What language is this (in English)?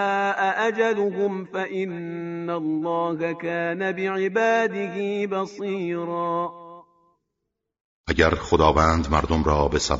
Persian